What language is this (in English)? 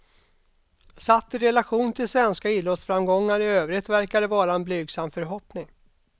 Swedish